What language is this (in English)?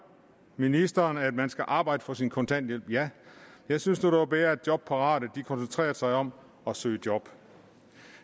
Danish